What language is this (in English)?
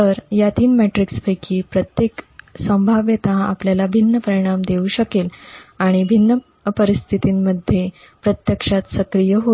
Marathi